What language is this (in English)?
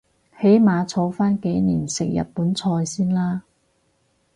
Cantonese